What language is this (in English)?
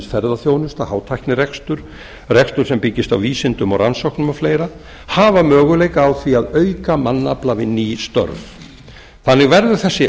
Icelandic